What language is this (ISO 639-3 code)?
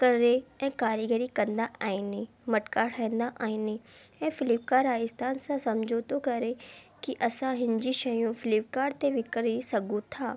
snd